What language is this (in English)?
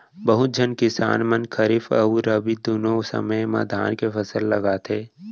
Chhattisgarhi